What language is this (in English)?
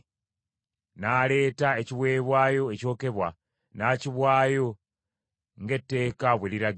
Ganda